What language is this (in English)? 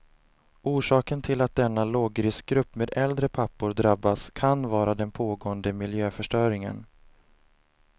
Swedish